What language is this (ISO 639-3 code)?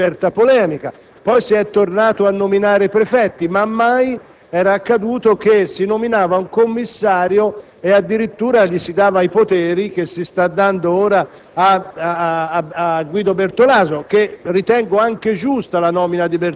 ita